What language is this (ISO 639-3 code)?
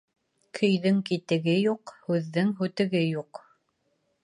bak